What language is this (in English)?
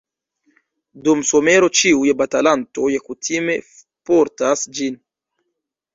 Esperanto